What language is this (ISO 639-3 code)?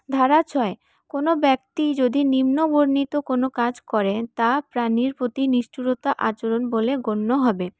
ben